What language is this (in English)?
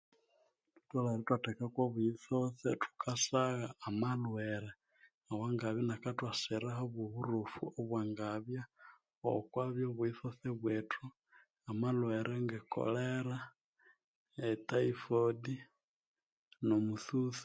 Konzo